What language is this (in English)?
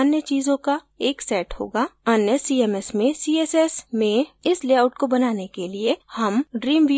Hindi